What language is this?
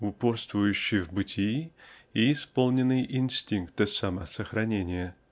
Russian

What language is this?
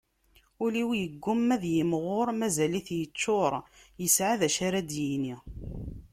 Kabyle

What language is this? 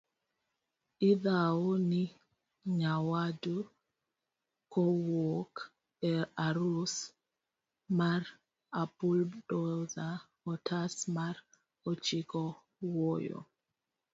Luo (Kenya and Tanzania)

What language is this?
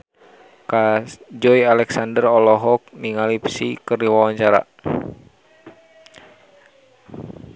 Sundanese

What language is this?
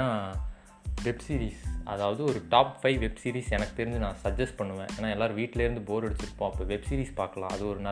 Tamil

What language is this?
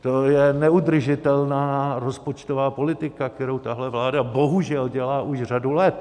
Czech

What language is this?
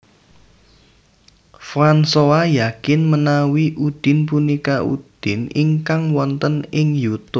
Javanese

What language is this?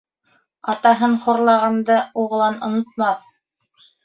Bashkir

